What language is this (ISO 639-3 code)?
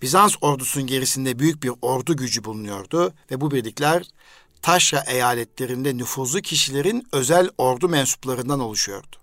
tur